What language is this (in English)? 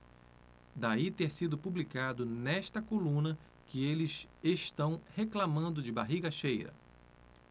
Portuguese